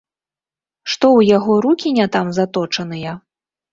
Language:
Belarusian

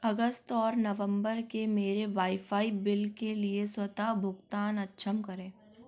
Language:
Hindi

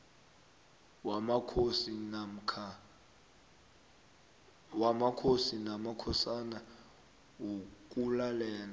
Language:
South Ndebele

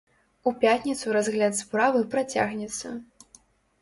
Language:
Belarusian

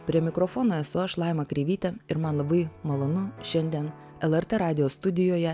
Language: Lithuanian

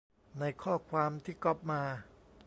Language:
Thai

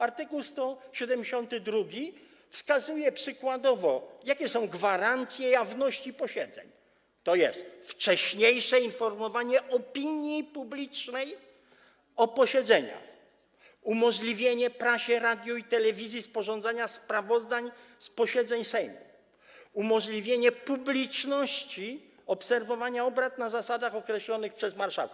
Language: Polish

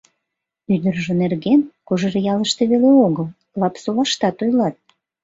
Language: Mari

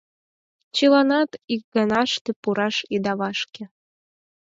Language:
Mari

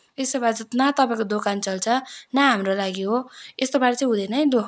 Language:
Nepali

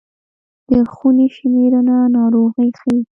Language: Pashto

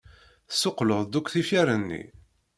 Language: Kabyle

